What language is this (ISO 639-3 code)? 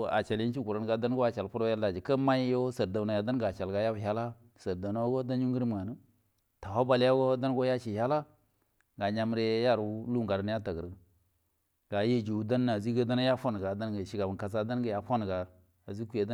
bdm